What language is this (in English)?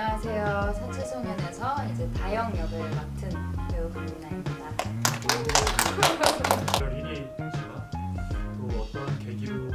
Korean